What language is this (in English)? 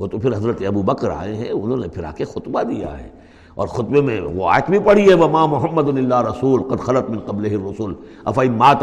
Urdu